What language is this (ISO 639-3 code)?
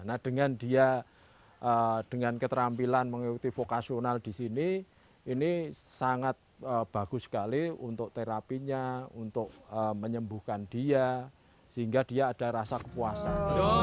ind